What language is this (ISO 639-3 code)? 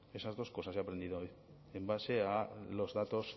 spa